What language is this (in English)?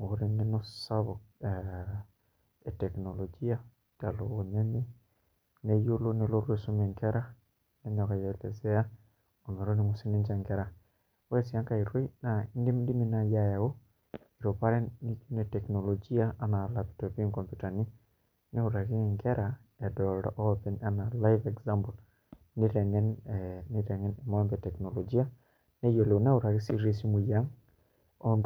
Masai